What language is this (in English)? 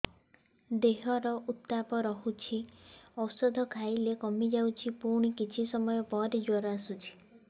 Odia